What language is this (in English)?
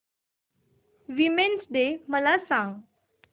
Marathi